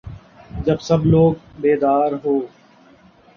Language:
Urdu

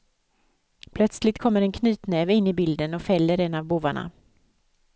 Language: Swedish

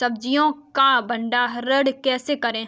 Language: Hindi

